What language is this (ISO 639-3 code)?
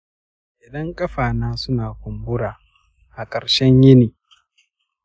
hau